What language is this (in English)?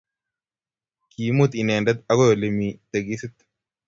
Kalenjin